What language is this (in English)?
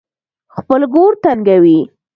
Pashto